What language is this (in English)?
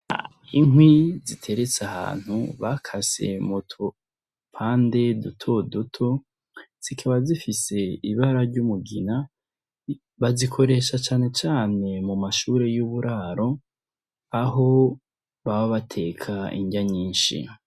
Rundi